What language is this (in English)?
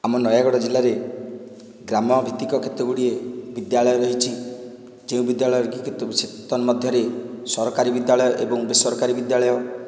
Odia